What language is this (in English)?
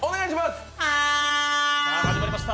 Japanese